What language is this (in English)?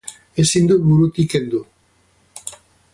Basque